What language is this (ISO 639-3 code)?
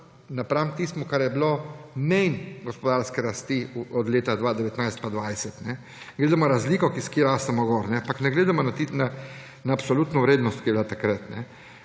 slv